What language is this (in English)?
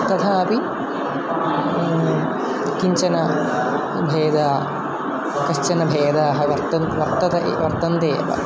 Sanskrit